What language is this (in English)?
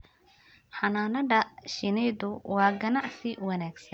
Somali